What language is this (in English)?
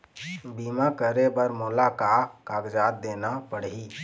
Chhattisgarhi